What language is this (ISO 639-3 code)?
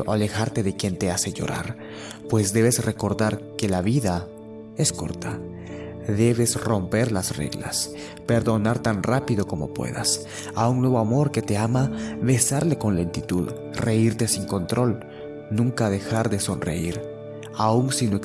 spa